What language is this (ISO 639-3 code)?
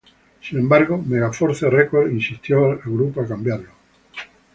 spa